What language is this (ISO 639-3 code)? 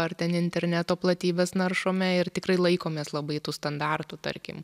lit